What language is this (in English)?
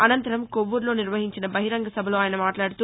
Telugu